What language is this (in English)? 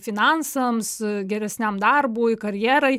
Lithuanian